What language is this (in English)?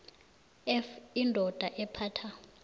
South Ndebele